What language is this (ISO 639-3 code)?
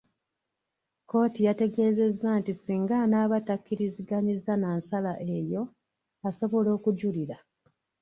lug